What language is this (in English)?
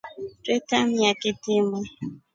Rombo